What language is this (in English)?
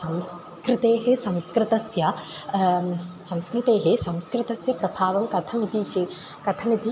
Sanskrit